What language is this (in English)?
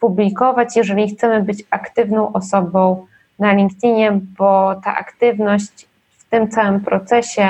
Polish